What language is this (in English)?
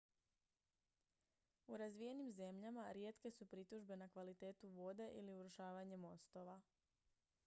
Croatian